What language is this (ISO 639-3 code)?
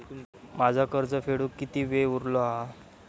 mar